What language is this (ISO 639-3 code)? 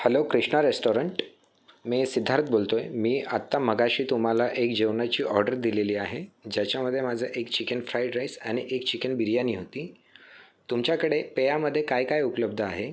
mar